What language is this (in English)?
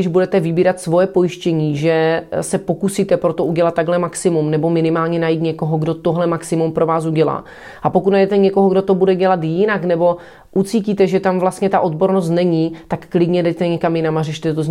Czech